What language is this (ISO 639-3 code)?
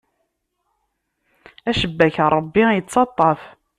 kab